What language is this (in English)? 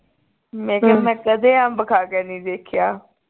Punjabi